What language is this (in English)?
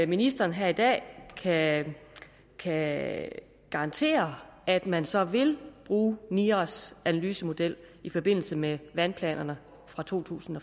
Danish